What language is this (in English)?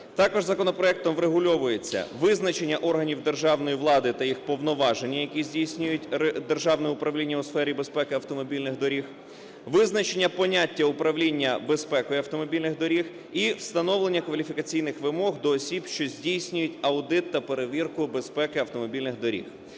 Ukrainian